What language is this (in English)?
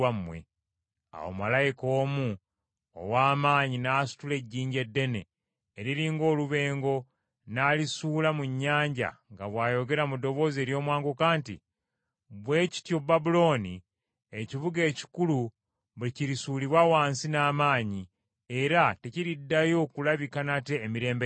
Ganda